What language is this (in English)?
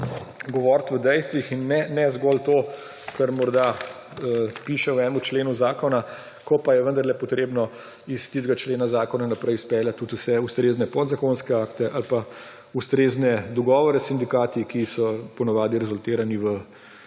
Slovenian